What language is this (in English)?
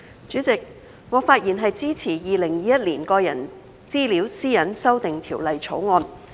Cantonese